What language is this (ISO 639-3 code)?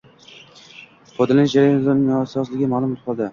uzb